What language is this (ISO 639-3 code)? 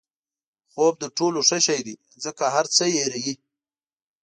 pus